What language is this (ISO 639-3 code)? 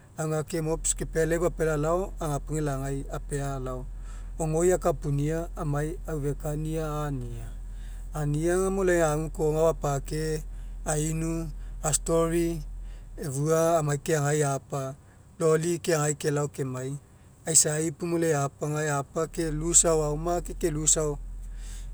mek